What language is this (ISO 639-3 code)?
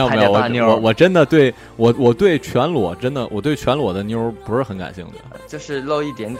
zho